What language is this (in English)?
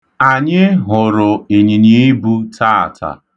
Igbo